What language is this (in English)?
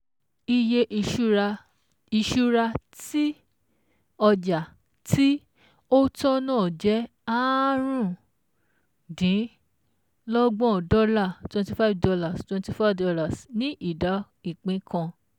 Yoruba